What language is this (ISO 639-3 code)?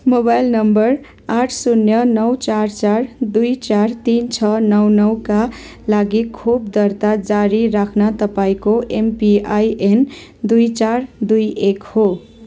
nep